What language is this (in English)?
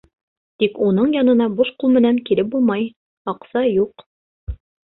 Bashkir